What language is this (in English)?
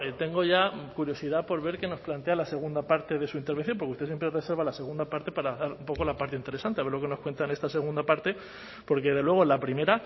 Spanish